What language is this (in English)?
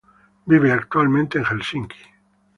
Spanish